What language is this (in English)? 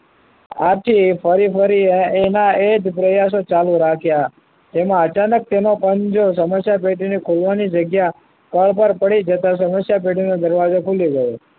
Gujarati